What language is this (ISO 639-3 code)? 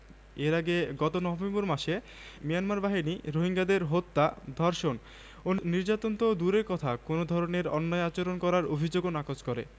ben